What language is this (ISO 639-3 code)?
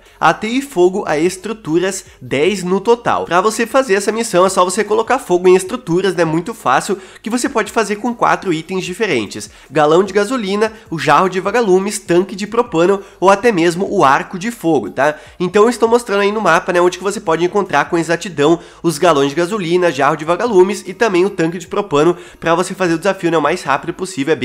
por